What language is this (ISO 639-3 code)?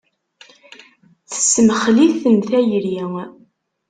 kab